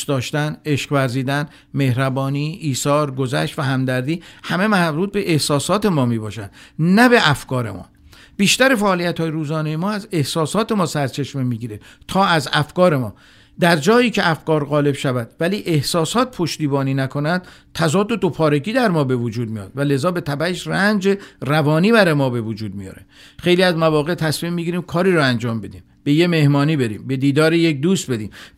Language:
Persian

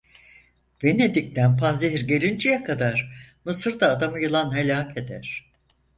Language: Turkish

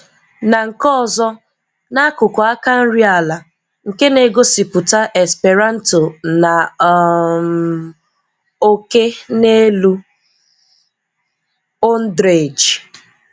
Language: Igbo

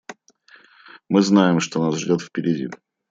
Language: Russian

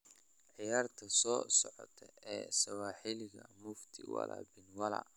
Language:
Somali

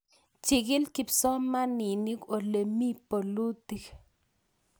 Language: Kalenjin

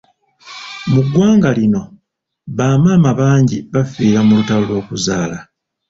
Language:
Ganda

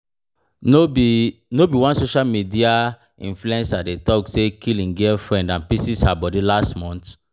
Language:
Nigerian Pidgin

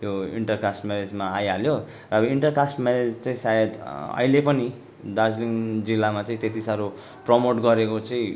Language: Nepali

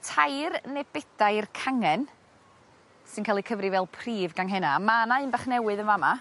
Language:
Welsh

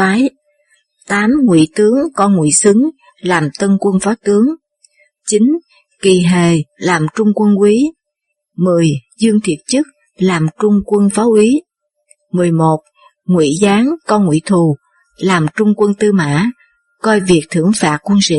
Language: Vietnamese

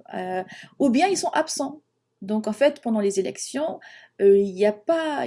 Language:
French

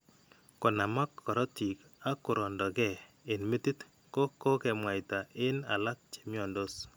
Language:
Kalenjin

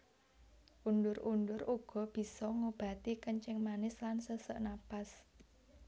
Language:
Javanese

